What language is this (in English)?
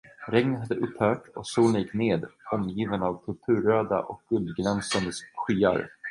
Swedish